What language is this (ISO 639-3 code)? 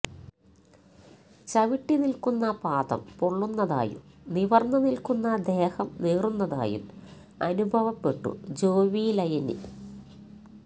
mal